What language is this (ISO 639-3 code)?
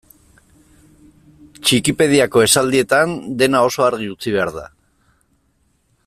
eus